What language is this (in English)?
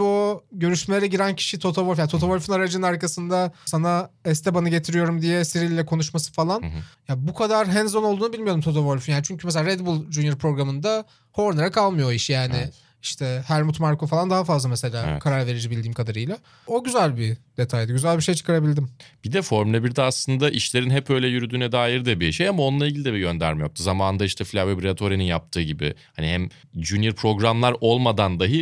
Turkish